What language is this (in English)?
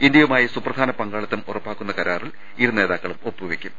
Malayalam